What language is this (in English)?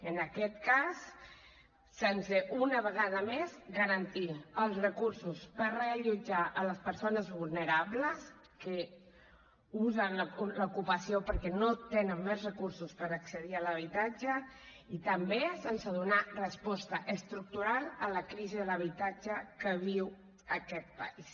Catalan